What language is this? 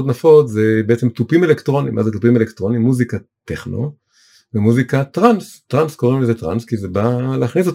Hebrew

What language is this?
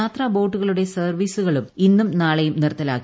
Malayalam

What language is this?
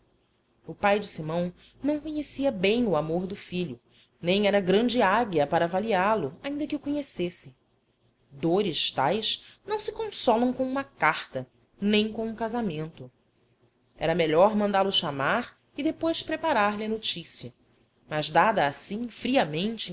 Portuguese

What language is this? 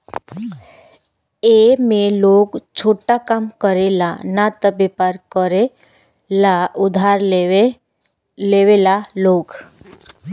Bhojpuri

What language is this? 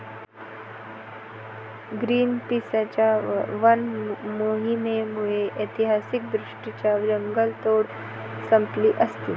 Marathi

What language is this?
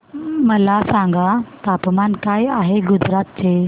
Marathi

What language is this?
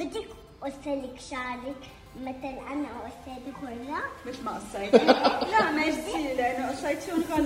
Arabic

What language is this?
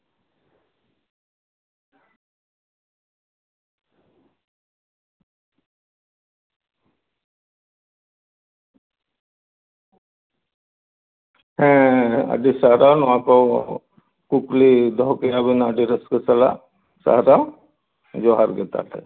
Santali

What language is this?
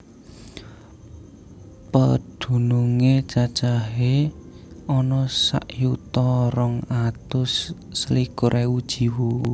Javanese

